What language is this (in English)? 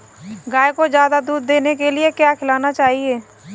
Hindi